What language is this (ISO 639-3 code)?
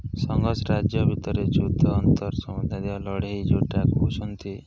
ori